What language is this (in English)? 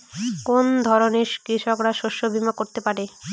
Bangla